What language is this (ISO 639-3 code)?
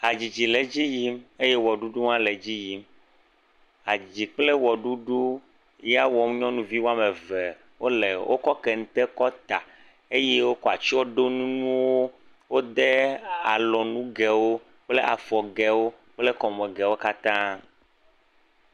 ewe